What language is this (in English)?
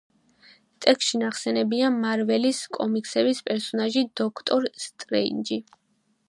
Georgian